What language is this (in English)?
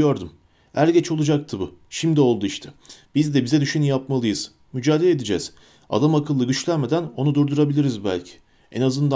Turkish